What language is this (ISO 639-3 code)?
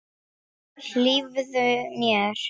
isl